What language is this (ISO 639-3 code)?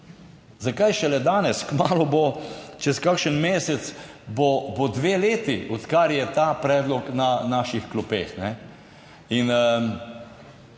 slv